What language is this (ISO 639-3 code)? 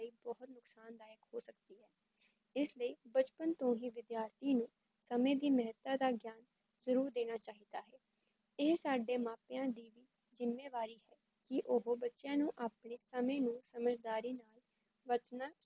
pan